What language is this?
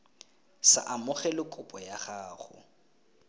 Tswana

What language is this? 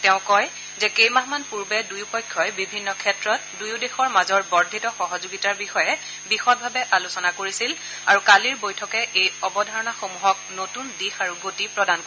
Assamese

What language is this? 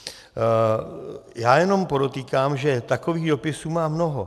Czech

